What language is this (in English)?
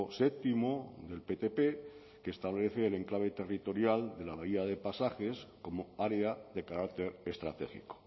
Spanish